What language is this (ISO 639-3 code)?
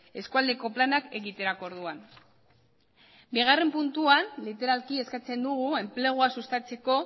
eus